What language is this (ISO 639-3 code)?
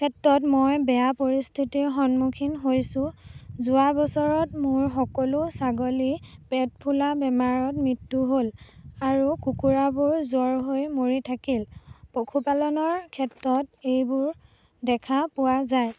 asm